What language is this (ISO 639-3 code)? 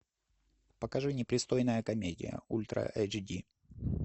rus